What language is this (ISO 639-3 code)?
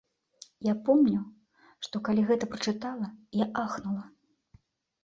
bel